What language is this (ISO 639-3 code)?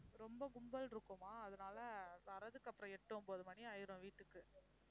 tam